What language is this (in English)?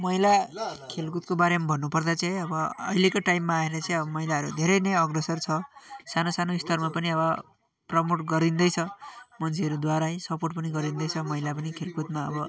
Nepali